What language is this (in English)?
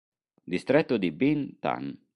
Italian